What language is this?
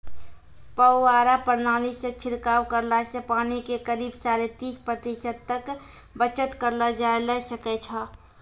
Maithili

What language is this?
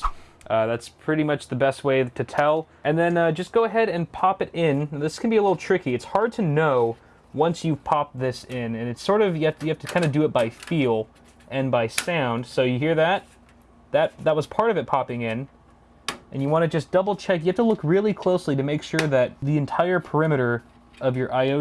English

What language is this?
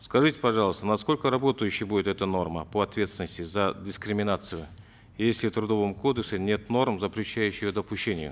Kazakh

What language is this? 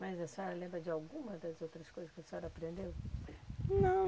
Portuguese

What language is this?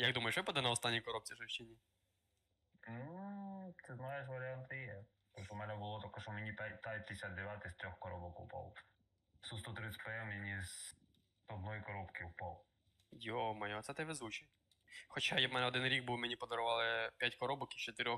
Ukrainian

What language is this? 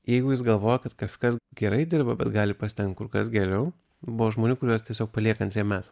Lithuanian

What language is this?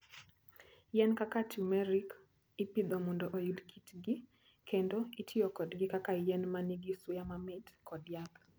Luo (Kenya and Tanzania)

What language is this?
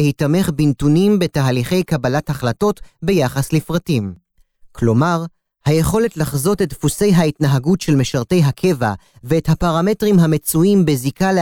Hebrew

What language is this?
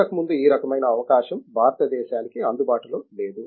Telugu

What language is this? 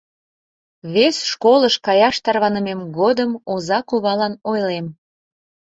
Mari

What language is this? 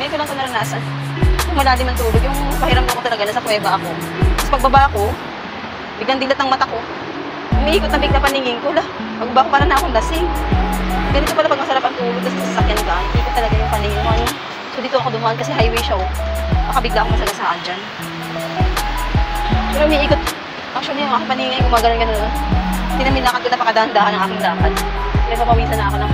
Filipino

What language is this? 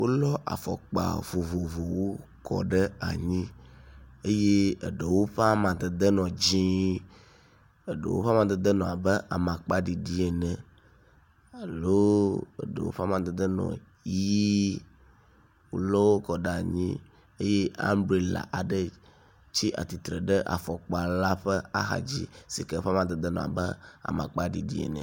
Ewe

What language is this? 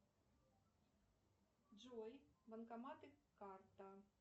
Russian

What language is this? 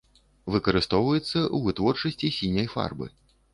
Belarusian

